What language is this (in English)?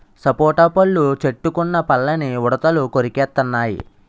Telugu